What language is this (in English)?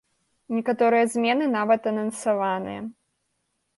Belarusian